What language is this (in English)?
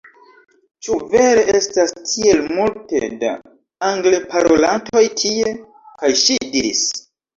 Esperanto